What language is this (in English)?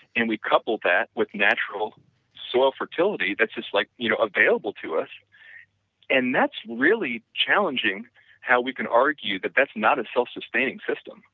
English